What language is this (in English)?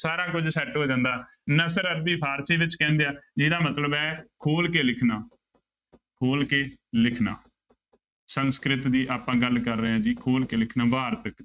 Punjabi